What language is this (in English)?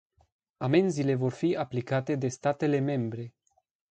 Romanian